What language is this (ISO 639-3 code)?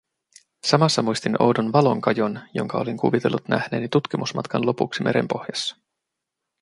fin